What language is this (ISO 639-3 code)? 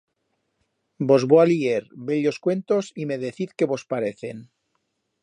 arg